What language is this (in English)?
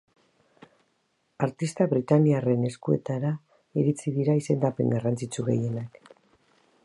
Basque